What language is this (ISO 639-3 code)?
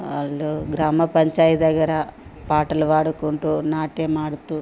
tel